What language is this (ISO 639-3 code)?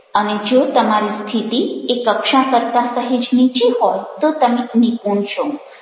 guj